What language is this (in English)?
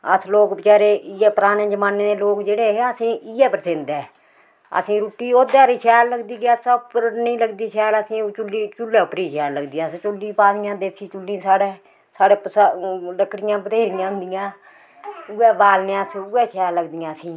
Dogri